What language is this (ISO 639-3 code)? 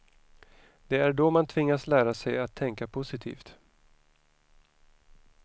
swe